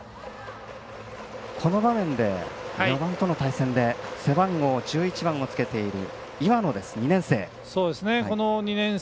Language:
Japanese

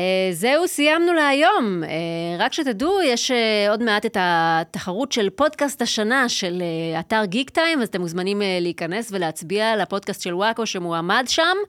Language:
Hebrew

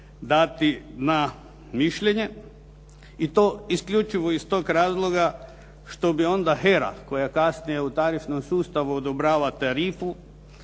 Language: Croatian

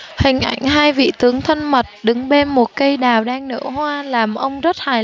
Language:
Vietnamese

